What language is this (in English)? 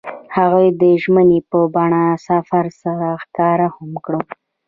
Pashto